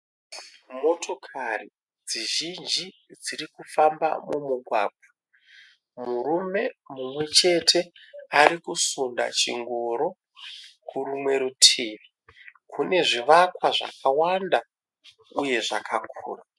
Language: Shona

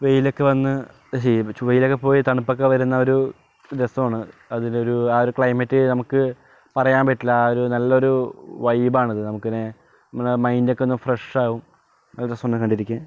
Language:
Malayalam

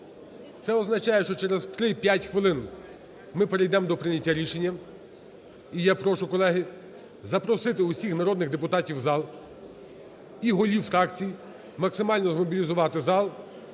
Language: Ukrainian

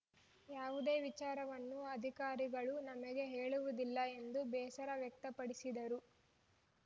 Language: Kannada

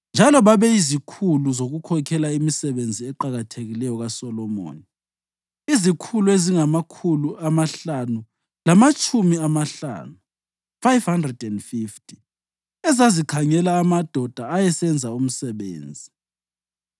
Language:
North Ndebele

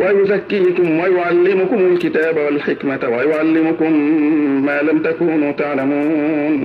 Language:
Arabic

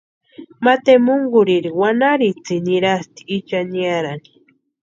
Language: Western Highland Purepecha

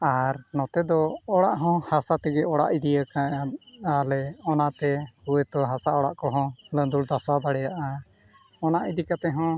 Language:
Santali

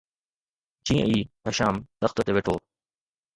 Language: Sindhi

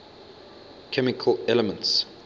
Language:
English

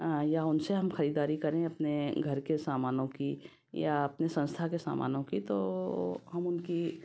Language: Hindi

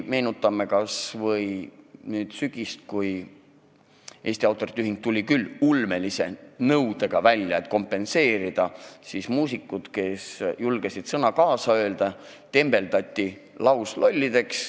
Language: Estonian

